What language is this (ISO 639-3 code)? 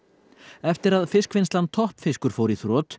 isl